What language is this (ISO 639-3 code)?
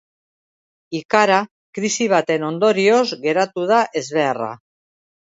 eus